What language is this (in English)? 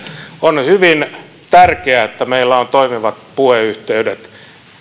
Finnish